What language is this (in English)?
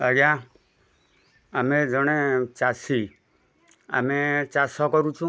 Odia